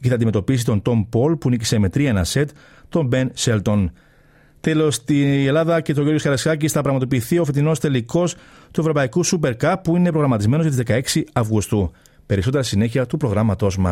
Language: Greek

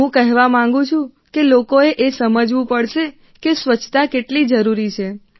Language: Gujarati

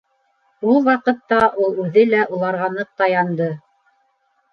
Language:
Bashkir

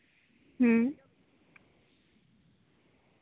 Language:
Santali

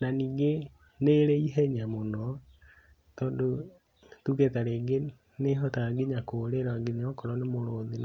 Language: Kikuyu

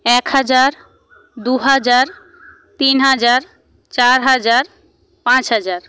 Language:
Bangla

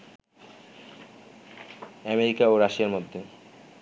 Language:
Bangla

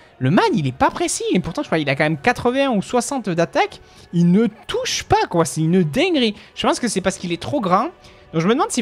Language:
French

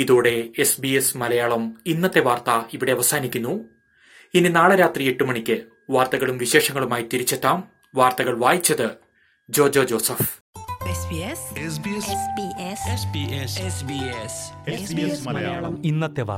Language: Malayalam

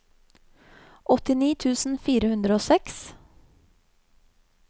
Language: Norwegian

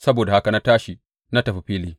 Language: Hausa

